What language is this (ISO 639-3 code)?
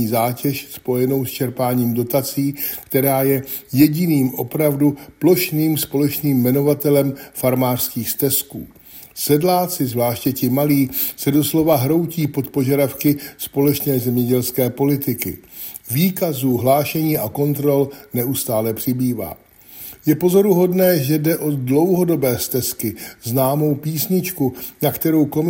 ces